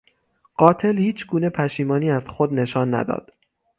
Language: Persian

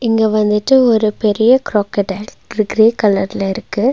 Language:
Tamil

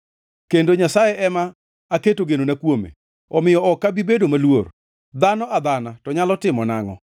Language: Luo (Kenya and Tanzania)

